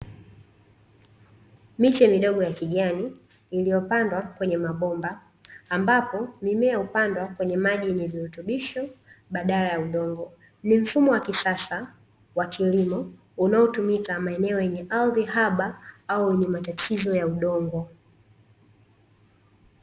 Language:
Swahili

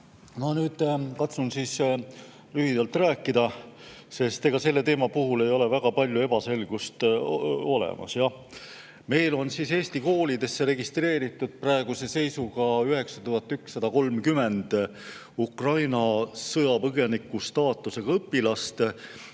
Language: Estonian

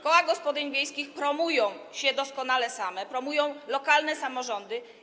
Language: Polish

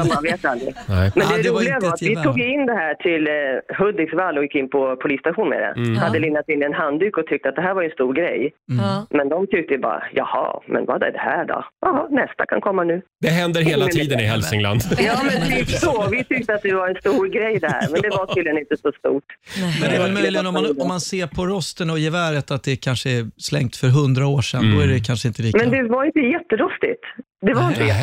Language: Swedish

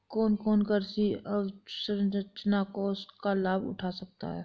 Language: Hindi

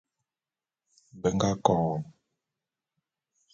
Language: Bulu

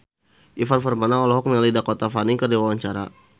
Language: Sundanese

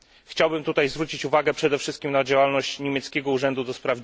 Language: Polish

